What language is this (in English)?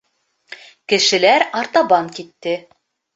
Bashkir